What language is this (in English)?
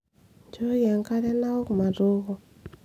Masai